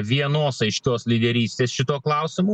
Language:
Lithuanian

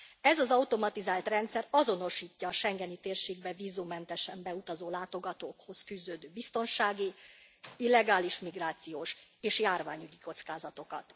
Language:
Hungarian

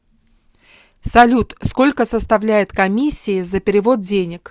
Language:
Russian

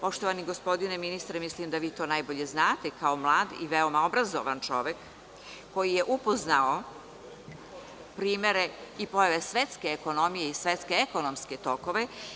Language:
Serbian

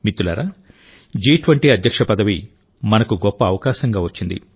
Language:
Telugu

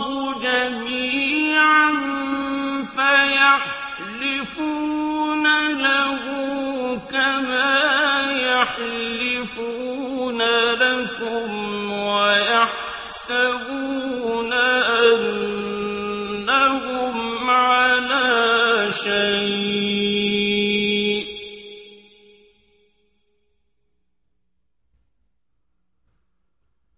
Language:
Arabic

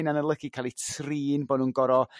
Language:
Welsh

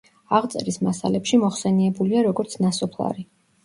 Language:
Georgian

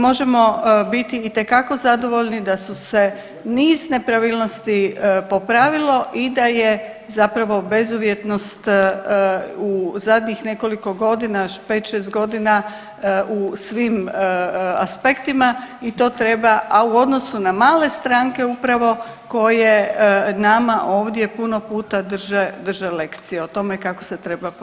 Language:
Croatian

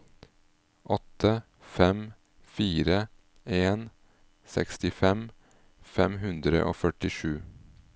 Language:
Norwegian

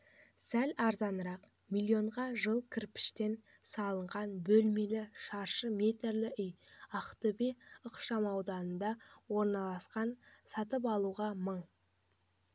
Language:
Kazakh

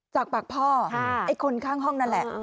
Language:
Thai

